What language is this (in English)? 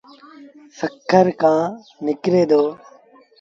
Sindhi Bhil